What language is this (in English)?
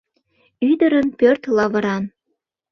Mari